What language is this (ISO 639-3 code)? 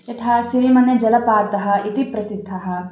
san